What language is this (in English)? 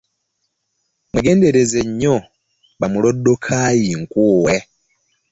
Ganda